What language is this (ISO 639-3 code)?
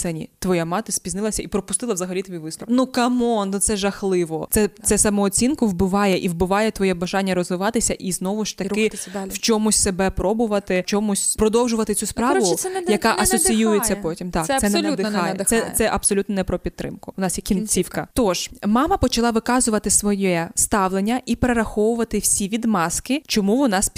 ukr